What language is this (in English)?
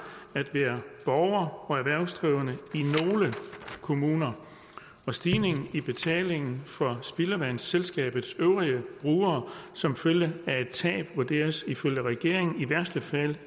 Danish